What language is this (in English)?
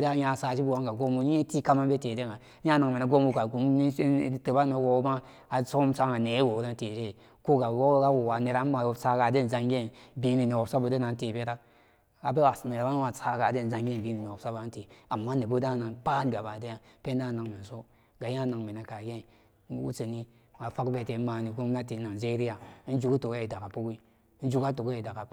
Samba Daka